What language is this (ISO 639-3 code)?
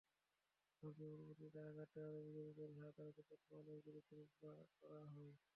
ben